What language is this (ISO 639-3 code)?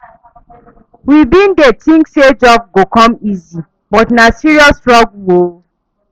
pcm